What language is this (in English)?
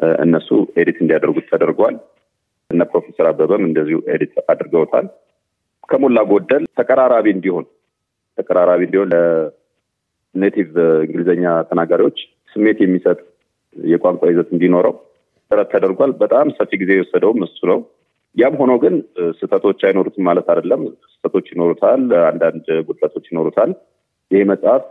Amharic